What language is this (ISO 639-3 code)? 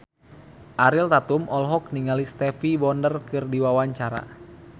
sun